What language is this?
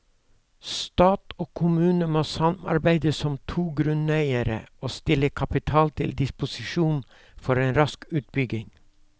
Norwegian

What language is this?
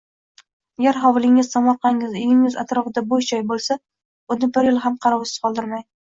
Uzbek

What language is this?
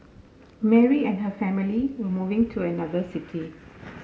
English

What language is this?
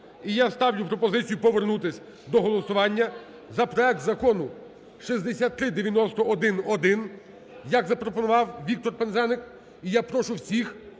Ukrainian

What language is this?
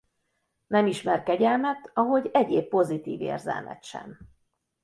Hungarian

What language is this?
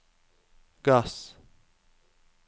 Norwegian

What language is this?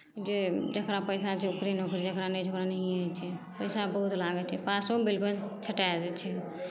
Maithili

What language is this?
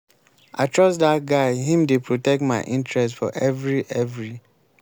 Nigerian Pidgin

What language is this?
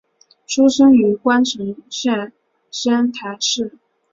Chinese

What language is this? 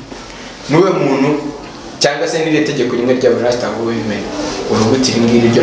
Romanian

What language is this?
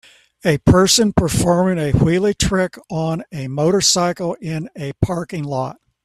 English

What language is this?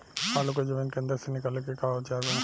Bhojpuri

